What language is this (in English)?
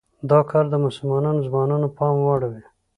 Pashto